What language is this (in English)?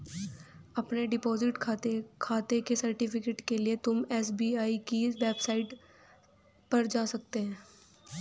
Hindi